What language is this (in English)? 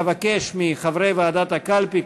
Hebrew